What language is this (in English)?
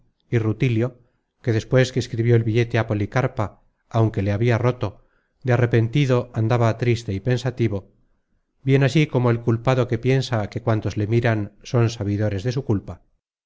Spanish